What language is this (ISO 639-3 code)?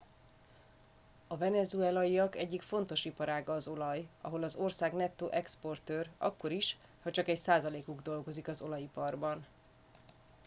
hun